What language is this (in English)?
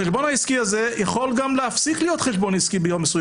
Hebrew